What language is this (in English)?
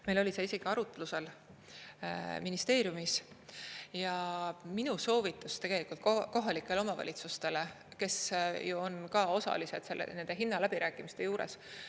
Estonian